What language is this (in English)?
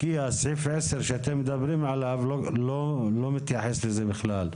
Hebrew